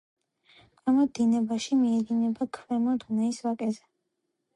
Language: Georgian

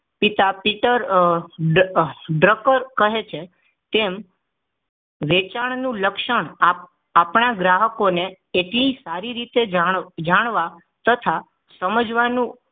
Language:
Gujarati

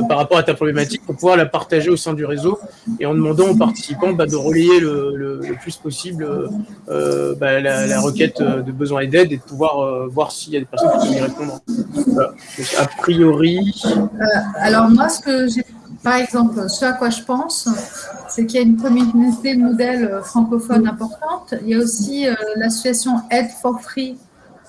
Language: French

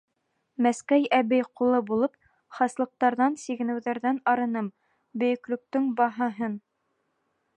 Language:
Bashkir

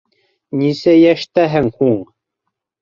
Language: Bashkir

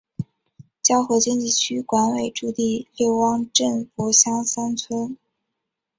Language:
Chinese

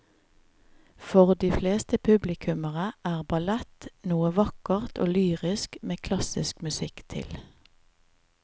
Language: Norwegian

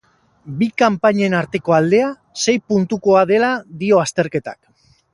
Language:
Basque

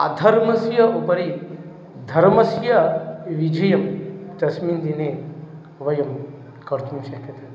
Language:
Sanskrit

